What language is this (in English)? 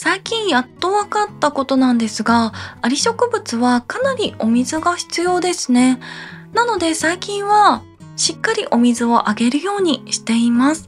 Japanese